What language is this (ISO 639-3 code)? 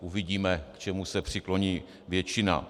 ces